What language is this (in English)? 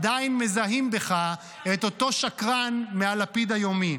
Hebrew